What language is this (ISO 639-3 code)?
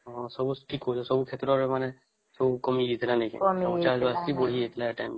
ori